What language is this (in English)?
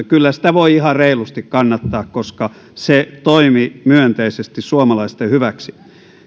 Finnish